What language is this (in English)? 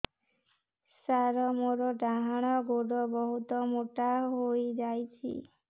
Odia